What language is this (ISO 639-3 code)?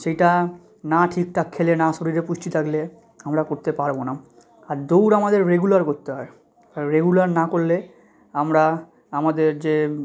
ben